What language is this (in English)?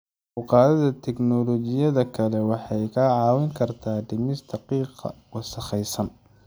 Somali